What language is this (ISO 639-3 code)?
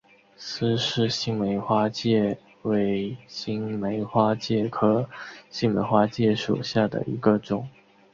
zho